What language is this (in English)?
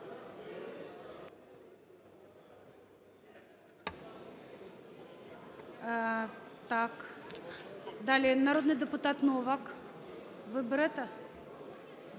Ukrainian